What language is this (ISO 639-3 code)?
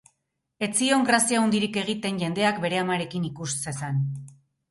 eus